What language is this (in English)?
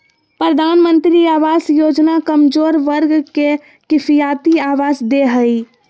Magahi